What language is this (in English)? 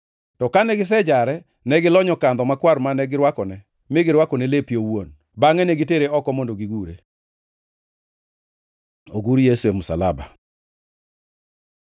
Luo (Kenya and Tanzania)